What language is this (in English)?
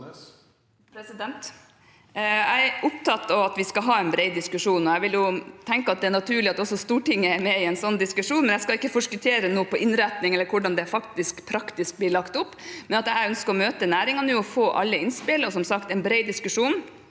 Norwegian